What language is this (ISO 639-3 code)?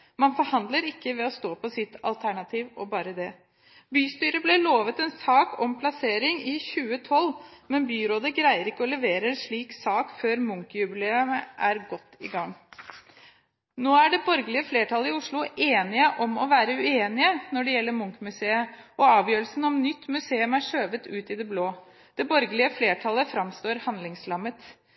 nob